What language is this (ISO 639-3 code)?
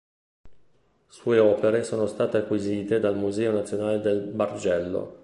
ita